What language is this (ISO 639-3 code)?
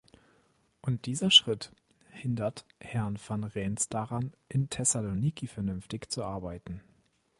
deu